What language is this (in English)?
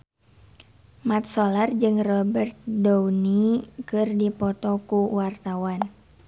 Sundanese